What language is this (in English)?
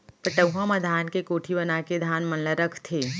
Chhattisgarhi